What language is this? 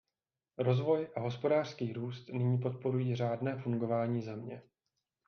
Czech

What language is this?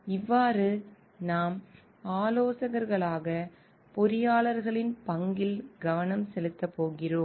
Tamil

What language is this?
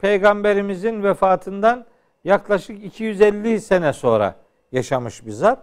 Turkish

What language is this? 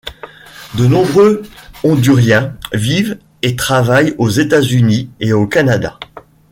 French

